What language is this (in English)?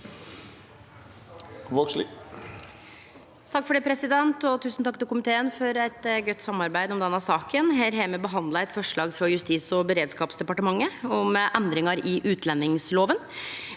Norwegian